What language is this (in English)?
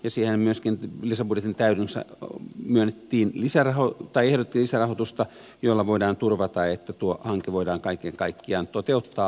Finnish